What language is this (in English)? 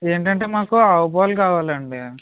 Telugu